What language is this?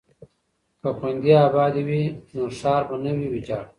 Pashto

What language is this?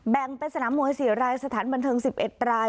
Thai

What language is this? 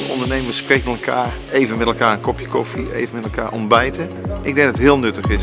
Dutch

